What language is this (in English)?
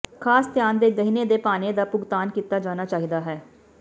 Punjabi